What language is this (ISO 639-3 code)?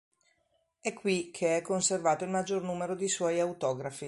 ita